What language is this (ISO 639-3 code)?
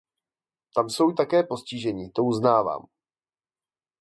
ces